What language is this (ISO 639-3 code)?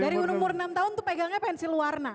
ind